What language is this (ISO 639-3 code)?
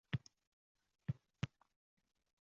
uzb